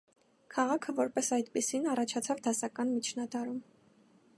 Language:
Armenian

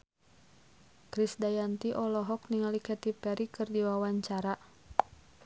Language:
Sundanese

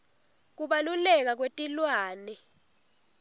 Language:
Swati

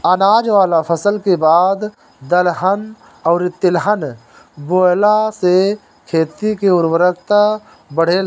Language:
Bhojpuri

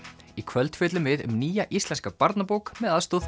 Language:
Icelandic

